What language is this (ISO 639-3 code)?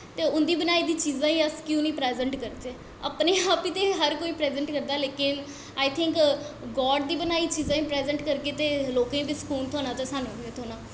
doi